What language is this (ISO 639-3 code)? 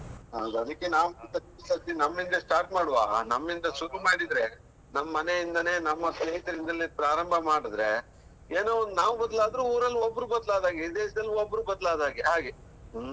kan